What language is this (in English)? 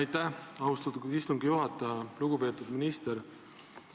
Estonian